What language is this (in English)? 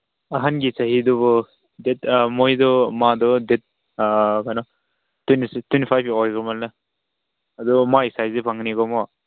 Manipuri